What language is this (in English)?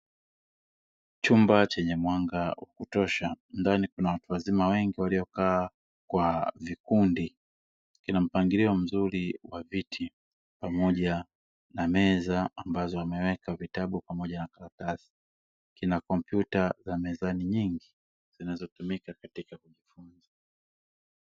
Swahili